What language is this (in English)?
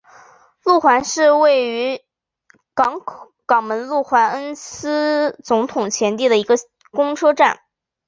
Chinese